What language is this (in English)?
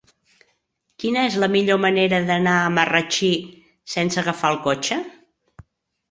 Catalan